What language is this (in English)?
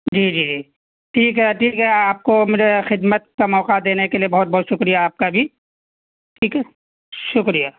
Urdu